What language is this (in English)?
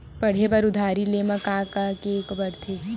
Chhattisgarhi